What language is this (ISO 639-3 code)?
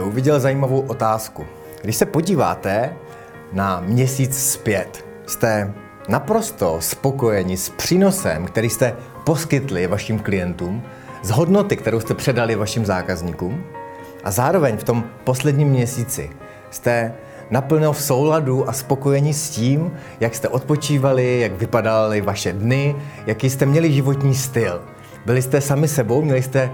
ces